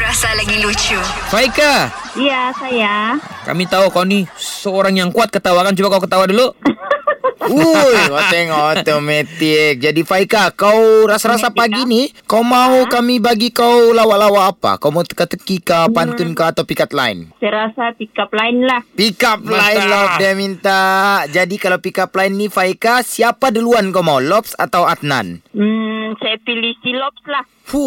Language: Malay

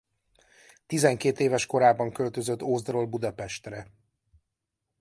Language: Hungarian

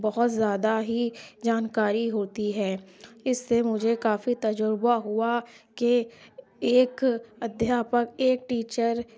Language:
Urdu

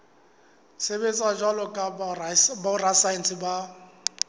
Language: Southern Sotho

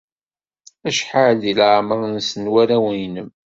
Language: Kabyle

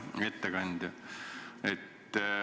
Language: Estonian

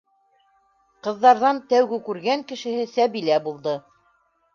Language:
Bashkir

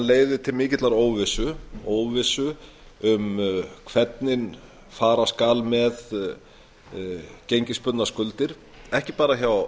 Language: Icelandic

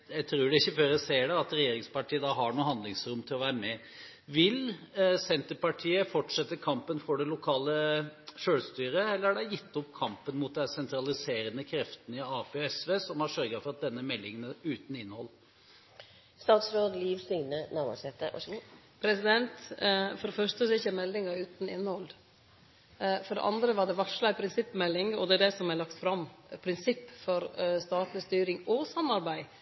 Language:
Norwegian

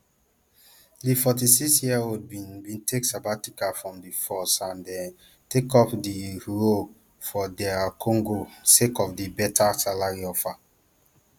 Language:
Nigerian Pidgin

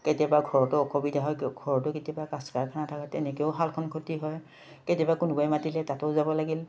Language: Assamese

